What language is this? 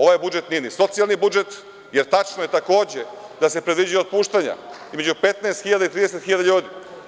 Serbian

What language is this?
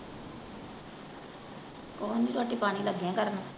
Punjabi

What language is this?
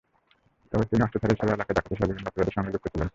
Bangla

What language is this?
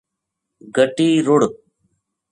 Gujari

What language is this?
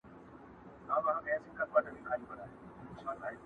Pashto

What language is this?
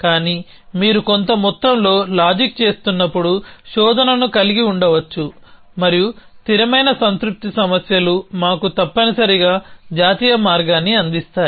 Telugu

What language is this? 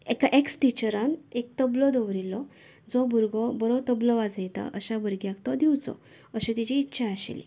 Konkani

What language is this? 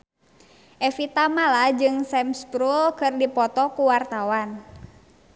Sundanese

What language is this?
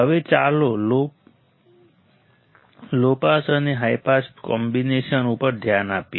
Gujarati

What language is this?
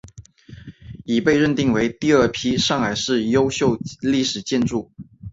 Chinese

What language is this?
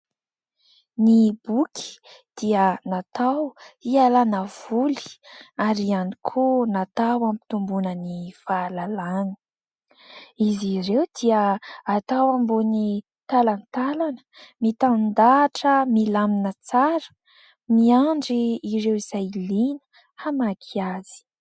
Malagasy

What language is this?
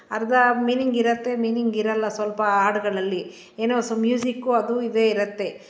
Kannada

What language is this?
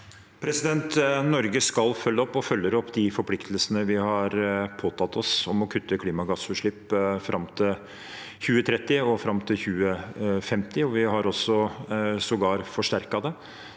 Norwegian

